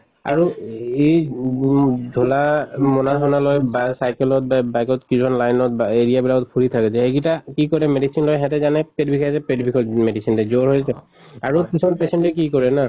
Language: Assamese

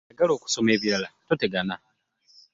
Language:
Ganda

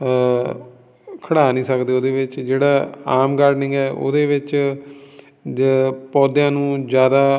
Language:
Punjabi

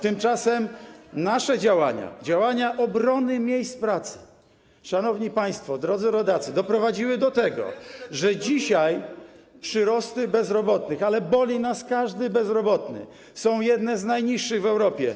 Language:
Polish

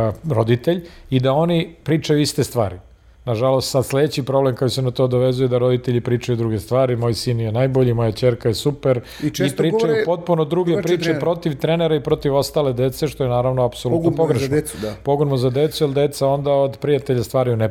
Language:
Croatian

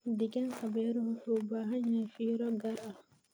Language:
Somali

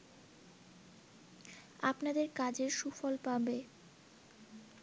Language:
Bangla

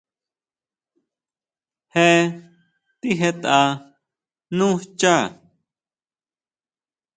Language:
Huautla Mazatec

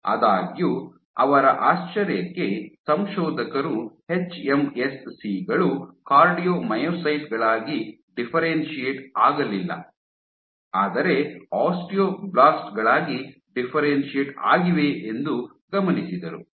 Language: Kannada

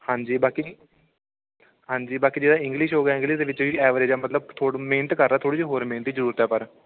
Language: Punjabi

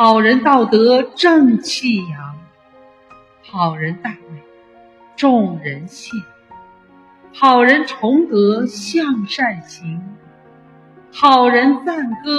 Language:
Chinese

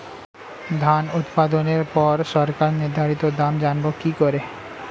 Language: Bangla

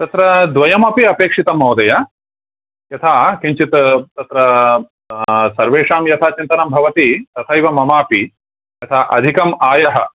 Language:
Sanskrit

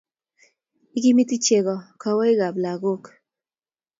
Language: Kalenjin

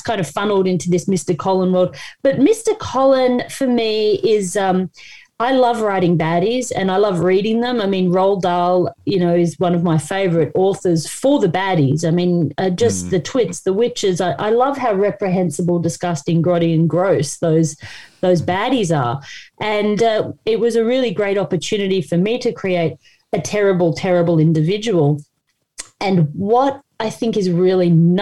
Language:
English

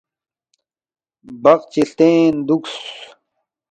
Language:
Balti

